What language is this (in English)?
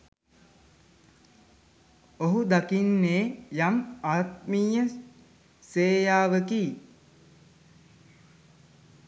Sinhala